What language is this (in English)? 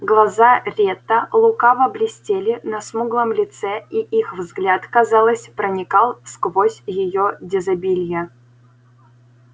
Russian